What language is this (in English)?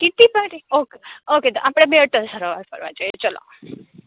Gujarati